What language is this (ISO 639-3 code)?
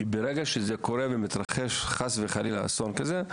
heb